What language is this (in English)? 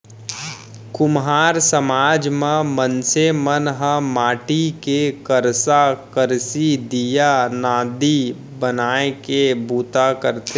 Chhattisgarhi